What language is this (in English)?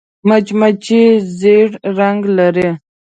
Pashto